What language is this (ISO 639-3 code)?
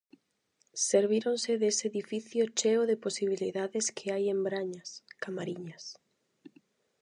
glg